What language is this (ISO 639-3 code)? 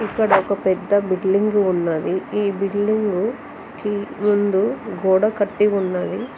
tel